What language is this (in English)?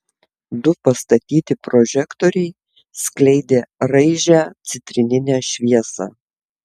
Lithuanian